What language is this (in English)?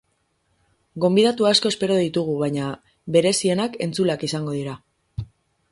Basque